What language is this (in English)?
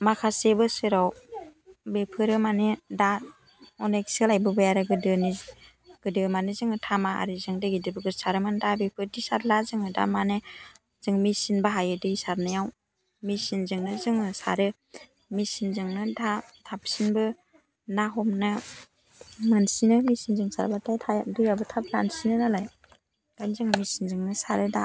Bodo